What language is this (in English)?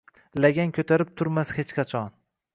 Uzbek